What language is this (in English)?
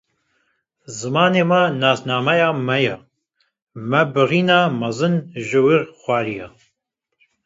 Kurdish